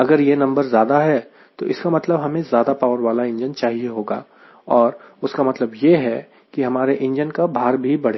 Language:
Hindi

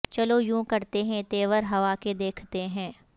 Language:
Urdu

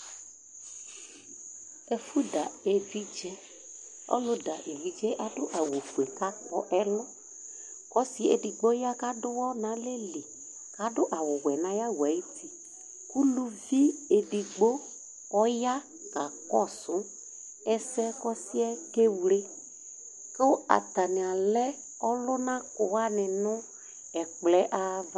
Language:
Ikposo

